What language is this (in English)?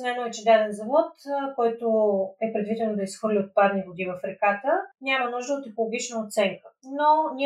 Bulgarian